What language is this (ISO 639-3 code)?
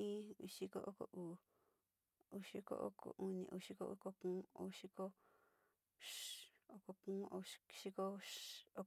xti